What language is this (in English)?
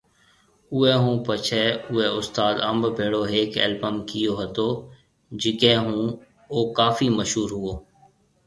Marwari (Pakistan)